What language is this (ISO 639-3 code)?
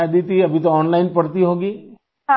urd